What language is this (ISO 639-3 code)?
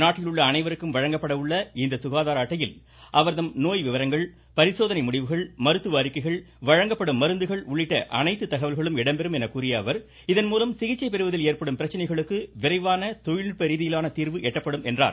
tam